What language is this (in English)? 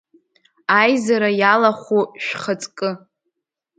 Abkhazian